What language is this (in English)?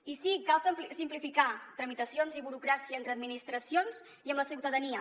Catalan